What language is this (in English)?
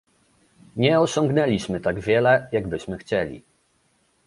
Polish